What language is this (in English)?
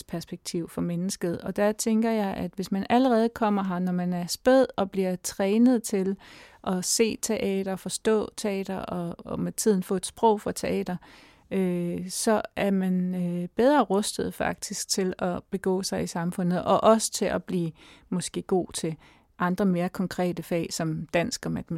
Danish